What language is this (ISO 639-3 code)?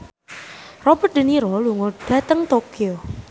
jav